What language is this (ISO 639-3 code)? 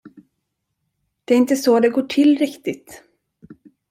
swe